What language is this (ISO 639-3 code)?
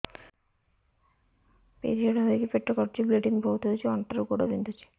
ori